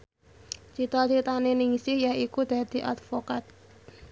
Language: Javanese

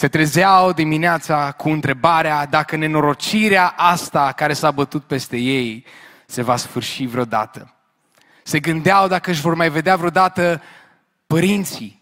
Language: Romanian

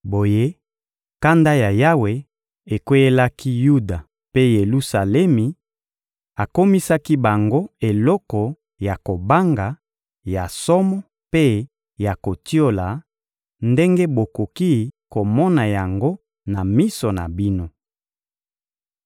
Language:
Lingala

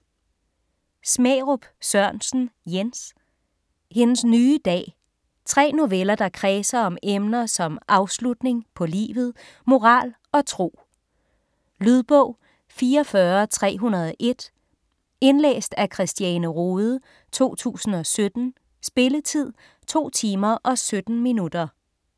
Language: Danish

